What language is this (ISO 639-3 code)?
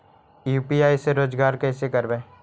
mag